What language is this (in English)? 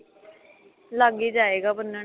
Punjabi